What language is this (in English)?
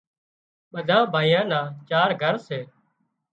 Wadiyara Koli